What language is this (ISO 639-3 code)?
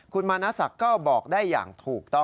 tha